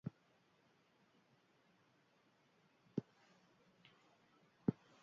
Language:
Basque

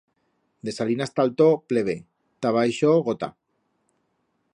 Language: Aragonese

